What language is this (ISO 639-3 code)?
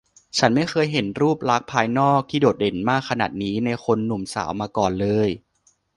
tha